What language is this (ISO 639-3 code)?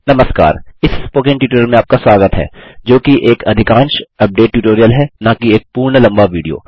hin